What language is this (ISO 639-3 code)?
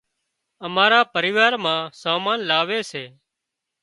kxp